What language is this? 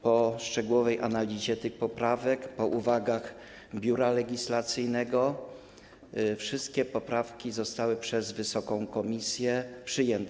Polish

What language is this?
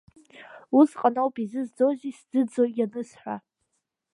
Abkhazian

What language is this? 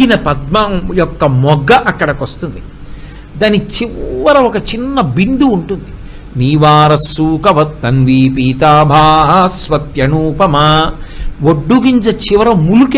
Telugu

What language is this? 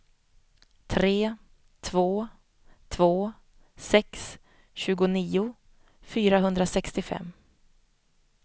Swedish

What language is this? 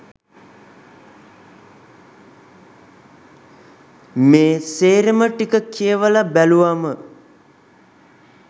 Sinhala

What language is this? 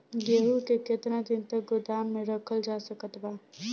Bhojpuri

